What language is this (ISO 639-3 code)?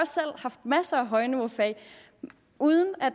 dan